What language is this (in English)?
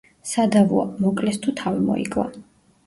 Georgian